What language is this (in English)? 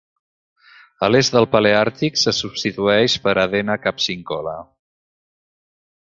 Catalan